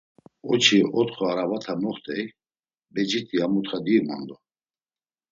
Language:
Laz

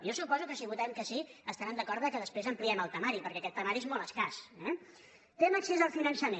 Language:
Catalan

